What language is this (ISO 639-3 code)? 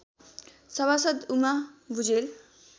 nep